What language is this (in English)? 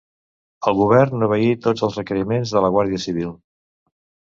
Catalan